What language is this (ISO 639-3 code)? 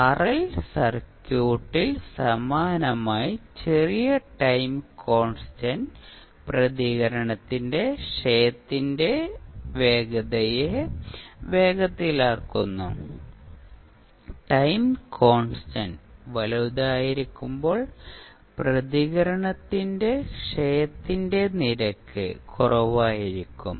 mal